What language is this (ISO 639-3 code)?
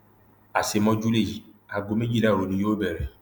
yor